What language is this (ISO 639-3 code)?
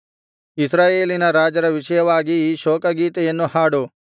kan